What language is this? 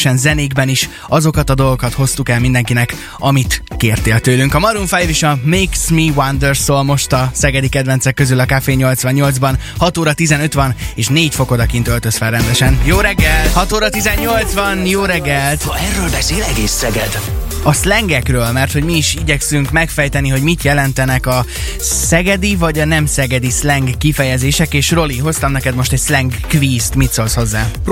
Hungarian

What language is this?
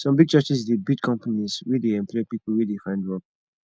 Nigerian Pidgin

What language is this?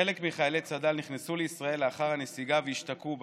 Hebrew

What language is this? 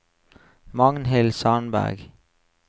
Norwegian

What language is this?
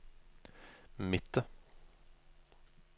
Norwegian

